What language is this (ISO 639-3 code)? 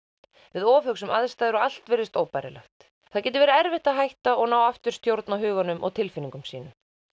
isl